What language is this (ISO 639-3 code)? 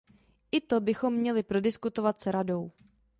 ces